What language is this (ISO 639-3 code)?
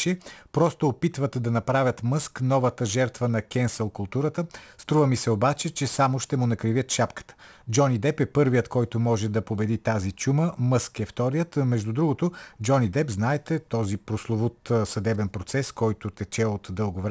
bul